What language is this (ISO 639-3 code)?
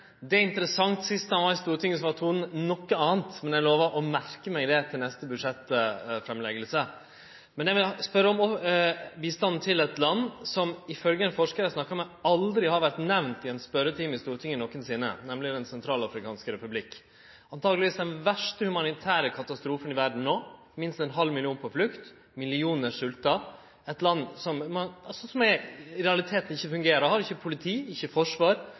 nno